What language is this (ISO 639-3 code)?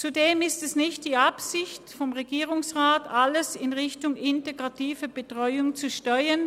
gsw